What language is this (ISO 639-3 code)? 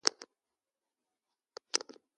eto